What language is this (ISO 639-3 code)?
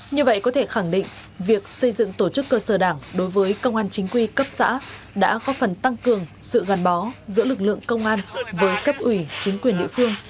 vie